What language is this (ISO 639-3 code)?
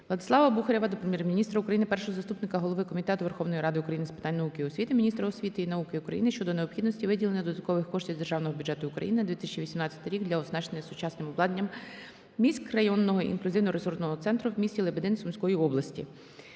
ukr